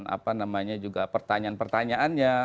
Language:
Indonesian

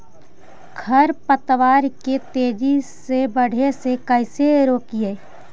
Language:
Magahi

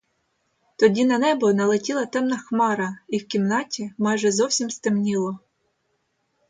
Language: Ukrainian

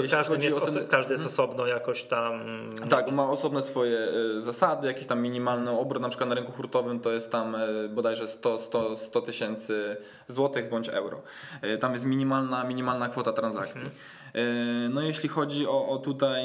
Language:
Polish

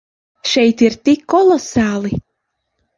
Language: Latvian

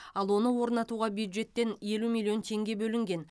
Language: Kazakh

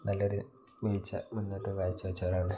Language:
Malayalam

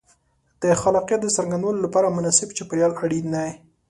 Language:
Pashto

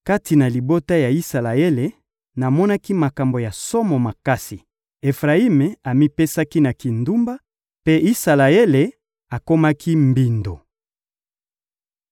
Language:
Lingala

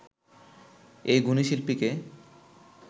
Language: Bangla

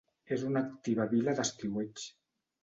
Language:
Catalan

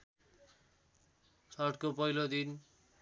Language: Nepali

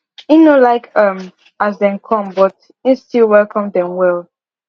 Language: Nigerian Pidgin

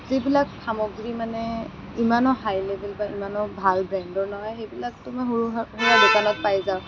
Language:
Assamese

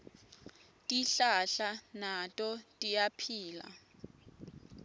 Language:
Swati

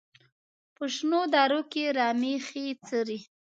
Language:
Pashto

